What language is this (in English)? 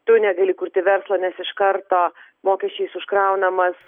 Lithuanian